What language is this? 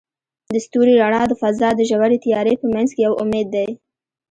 Pashto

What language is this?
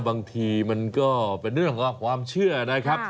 Thai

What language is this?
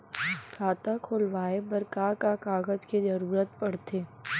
Chhattisgarhi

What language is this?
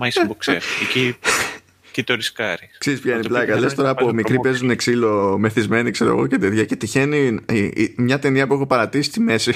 Greek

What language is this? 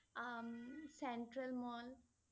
Assamese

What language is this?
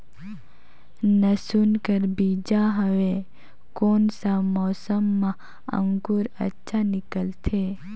Chhattisgarhi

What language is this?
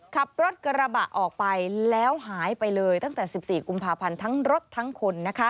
Thai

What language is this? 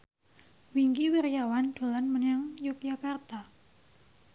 Javanese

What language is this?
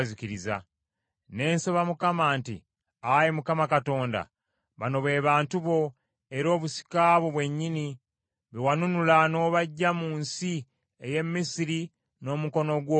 Ganda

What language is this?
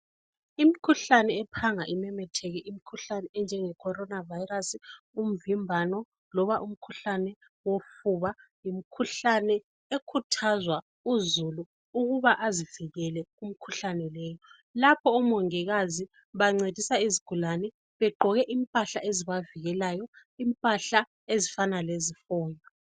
North Ndebele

